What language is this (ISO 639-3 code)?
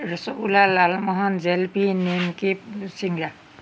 asm